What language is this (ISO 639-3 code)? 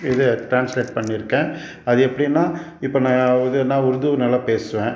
tam